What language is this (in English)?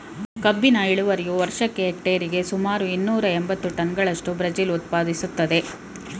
Kannada